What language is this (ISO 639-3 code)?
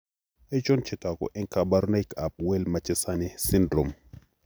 kln